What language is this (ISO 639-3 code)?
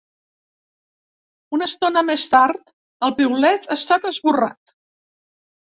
cat